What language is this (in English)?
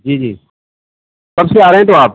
Urdu